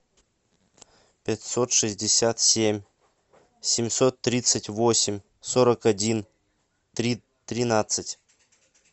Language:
Russian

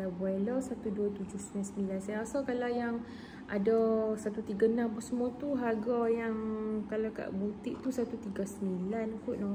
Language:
Malay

